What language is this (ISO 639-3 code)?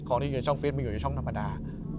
tha